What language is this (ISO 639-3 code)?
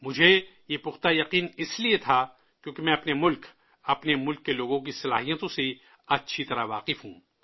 urd